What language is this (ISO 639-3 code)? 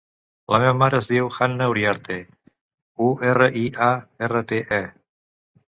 cat